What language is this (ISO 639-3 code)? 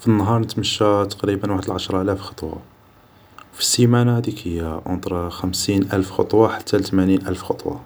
arq